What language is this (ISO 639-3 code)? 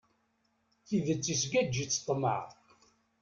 kab